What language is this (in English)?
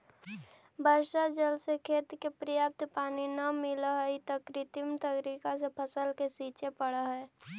Magahi